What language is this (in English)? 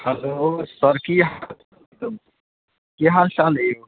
Maithili